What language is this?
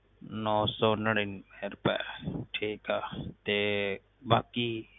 Punjabi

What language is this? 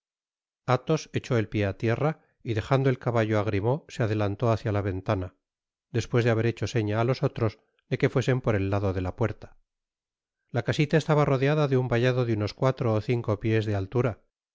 Spanish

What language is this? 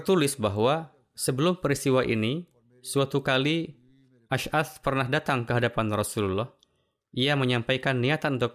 Indonesian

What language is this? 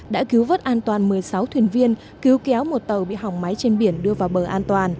Vietnamese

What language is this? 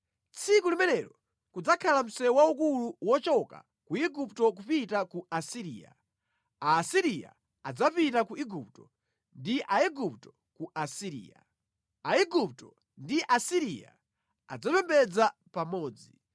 Nyanja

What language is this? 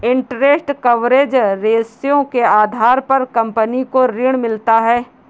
Hindi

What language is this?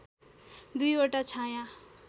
Nepali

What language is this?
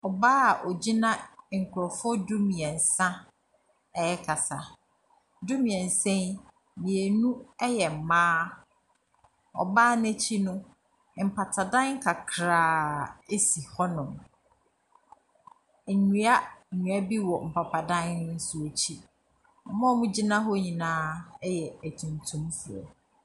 Akan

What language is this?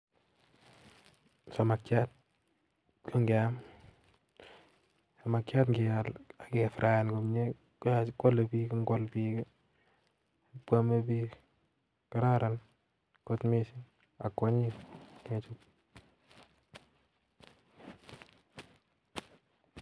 Kalenjin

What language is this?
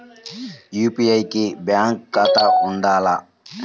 Telugu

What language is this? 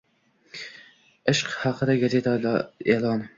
Uzbek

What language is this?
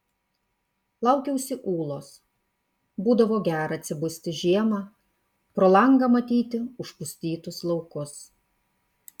Lithuanian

